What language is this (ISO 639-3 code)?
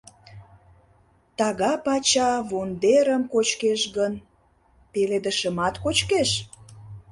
chm